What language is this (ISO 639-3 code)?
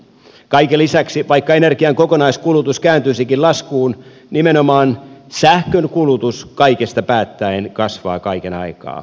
fin